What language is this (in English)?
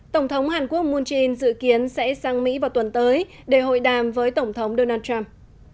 Vietnamese